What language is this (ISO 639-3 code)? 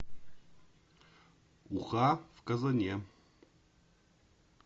rus